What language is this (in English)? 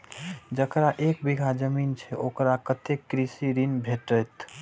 Maithili